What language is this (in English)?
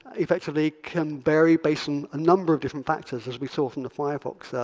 English